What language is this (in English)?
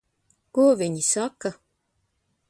Latvian